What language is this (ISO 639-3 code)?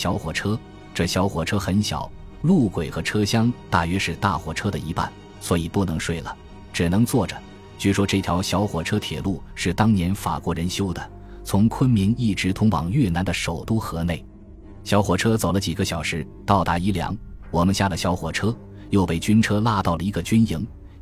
zho